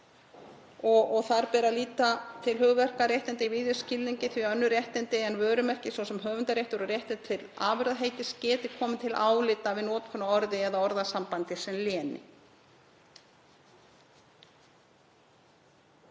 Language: Icelandic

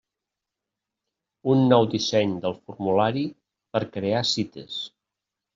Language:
Catalan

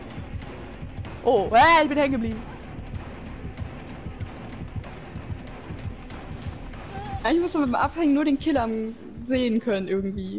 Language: German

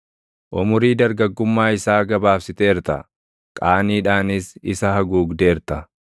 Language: Oromo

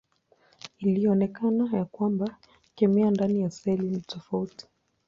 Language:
Swahili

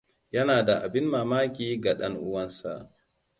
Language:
Hausa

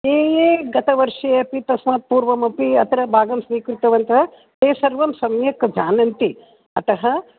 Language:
Sanskrit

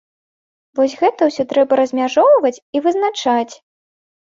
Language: Belarusian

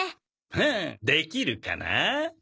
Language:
Japanese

